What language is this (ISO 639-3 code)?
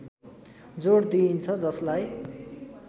nep